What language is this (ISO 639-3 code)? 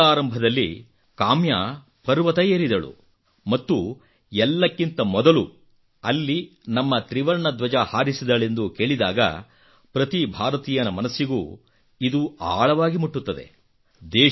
kan